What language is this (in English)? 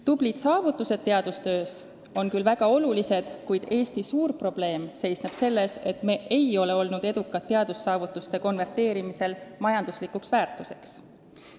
Estonian